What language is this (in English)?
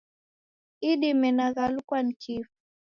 Taita